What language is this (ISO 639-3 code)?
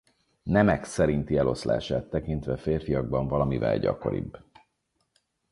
hun